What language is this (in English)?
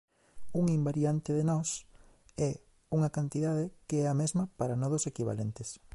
Galician